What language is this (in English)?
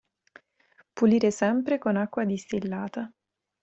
Italian